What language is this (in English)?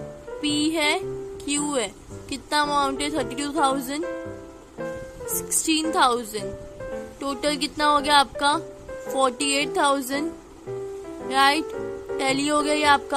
Hindi